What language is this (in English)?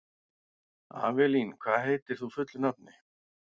Icelandic